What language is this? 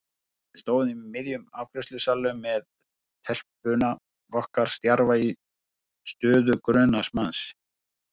Icelandic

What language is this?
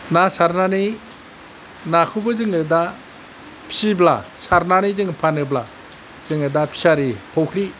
Bodo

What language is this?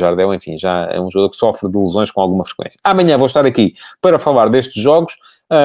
Portuguese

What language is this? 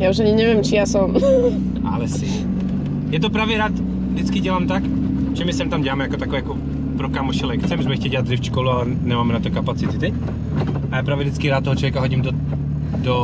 Czech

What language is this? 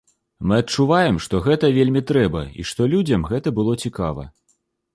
Belarusian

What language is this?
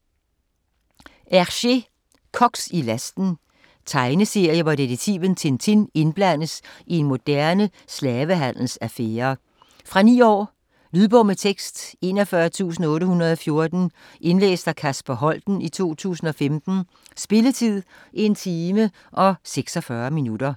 Danish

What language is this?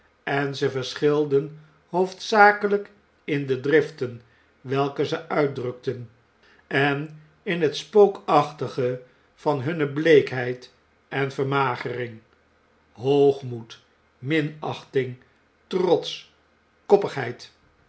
Dutch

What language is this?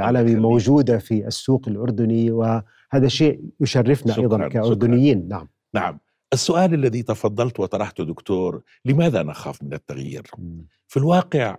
Arabic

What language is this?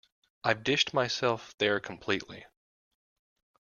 English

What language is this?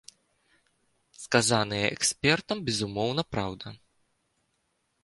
Belarusian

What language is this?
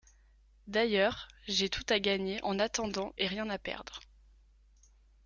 French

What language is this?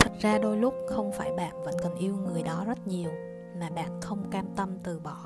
Vietnamese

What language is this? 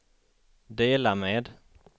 Swedish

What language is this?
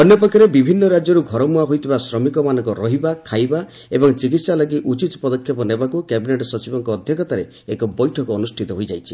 Odia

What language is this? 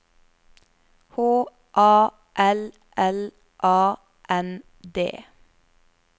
Norwegian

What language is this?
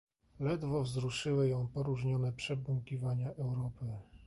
Polish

